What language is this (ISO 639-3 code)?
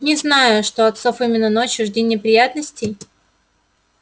rus